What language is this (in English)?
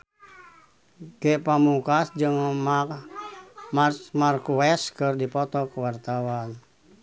Sundanese